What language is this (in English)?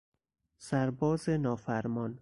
Persian